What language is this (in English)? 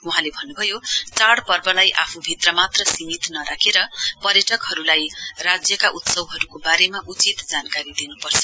Nepali